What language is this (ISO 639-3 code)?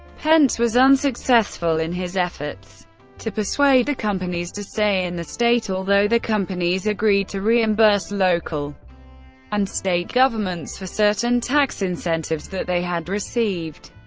eng